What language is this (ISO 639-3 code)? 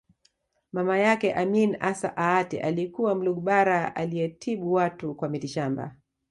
swa